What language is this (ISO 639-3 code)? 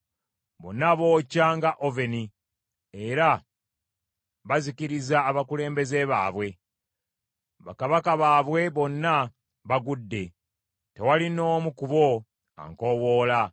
lug